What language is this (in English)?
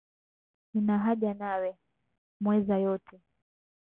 Swahili